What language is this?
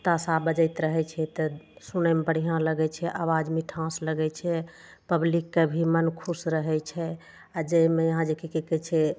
Maithili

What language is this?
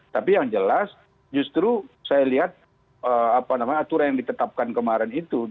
Indonesian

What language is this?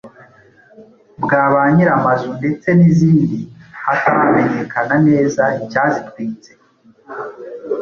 Kinyarwanda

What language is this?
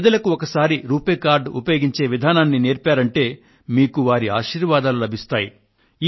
Telugu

